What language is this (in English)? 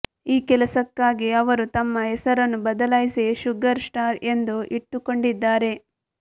Kannada